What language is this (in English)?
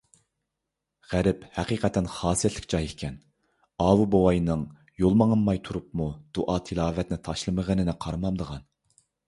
Uyghur